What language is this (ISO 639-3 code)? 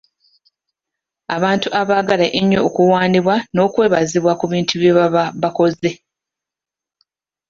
lug